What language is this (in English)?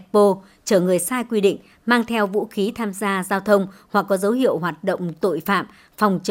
Vietnamese